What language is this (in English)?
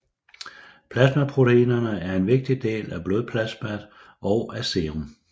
Danish